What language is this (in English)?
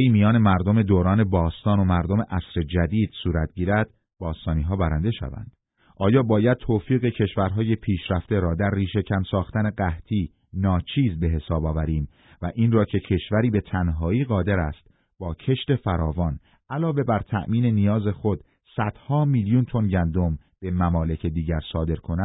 Persian